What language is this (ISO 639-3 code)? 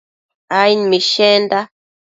mcf